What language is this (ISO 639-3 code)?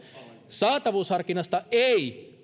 fin